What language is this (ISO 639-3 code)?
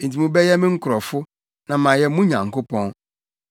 aka